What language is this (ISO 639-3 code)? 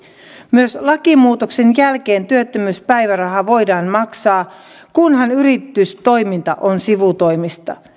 fin